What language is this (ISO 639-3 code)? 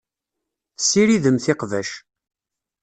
kab